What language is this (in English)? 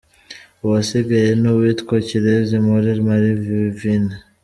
Kinyarwanda